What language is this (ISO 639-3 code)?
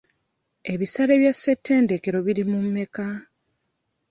lug